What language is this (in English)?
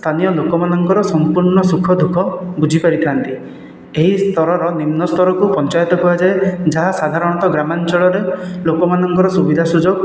Odia